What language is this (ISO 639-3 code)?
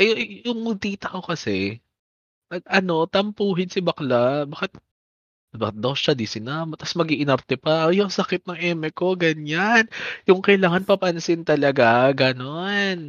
fil